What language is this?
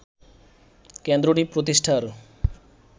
Bangla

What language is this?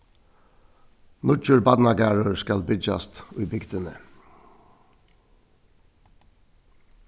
Faroese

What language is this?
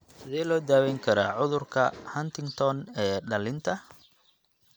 Somali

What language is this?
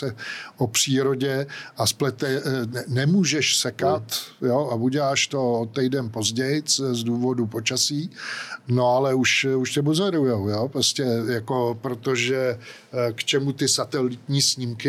Czech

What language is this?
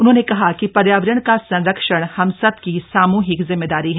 Hindi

